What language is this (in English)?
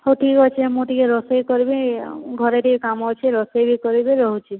Odia